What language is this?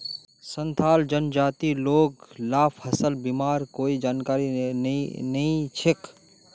Magahi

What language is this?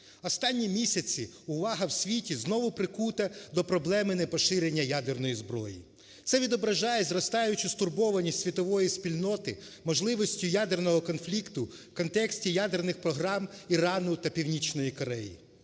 Ukrainian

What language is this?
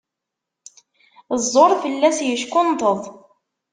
Kabyle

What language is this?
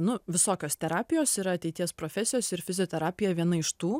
Lithuanian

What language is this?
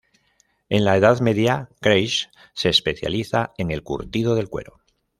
Spanish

